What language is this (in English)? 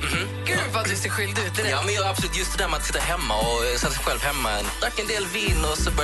Swedish